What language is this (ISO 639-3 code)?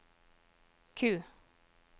nor